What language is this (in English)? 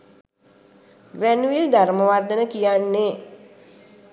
Sinhala